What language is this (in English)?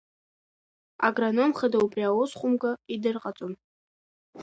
Abkhazian